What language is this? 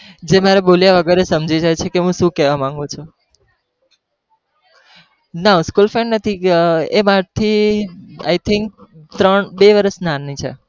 Gujarati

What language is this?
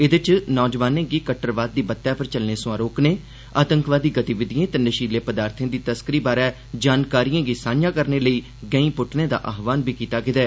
Dogri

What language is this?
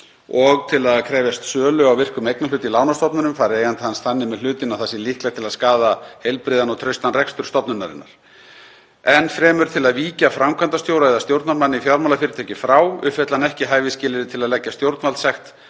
Icelandic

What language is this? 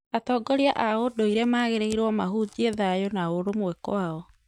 Kikuyu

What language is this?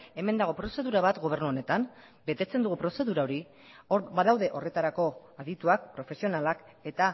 Basque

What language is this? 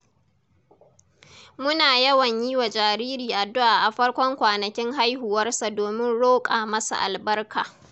Hausa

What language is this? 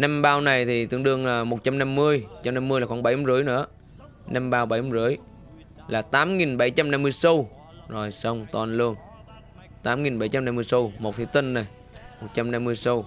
Vietnamese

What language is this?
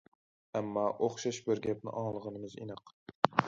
Uyghur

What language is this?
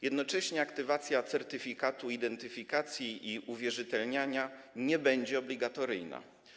Polish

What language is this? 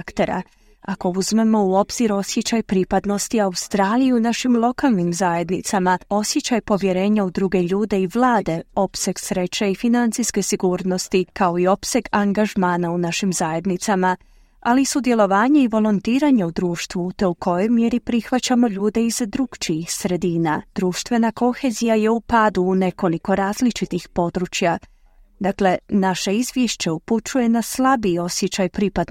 Croatian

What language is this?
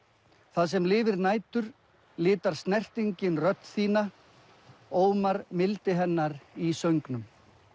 Icelandic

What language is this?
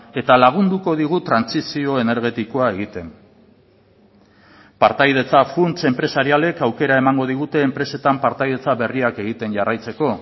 Basque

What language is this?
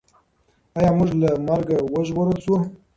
Pashto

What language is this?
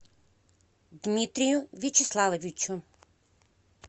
Russian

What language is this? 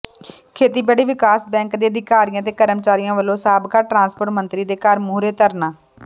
Punjabi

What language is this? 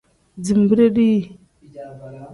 Tem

